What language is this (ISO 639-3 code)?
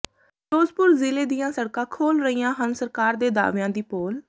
pan